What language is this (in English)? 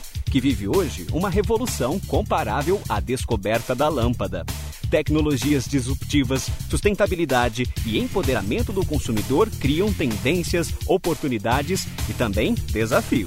Portuguese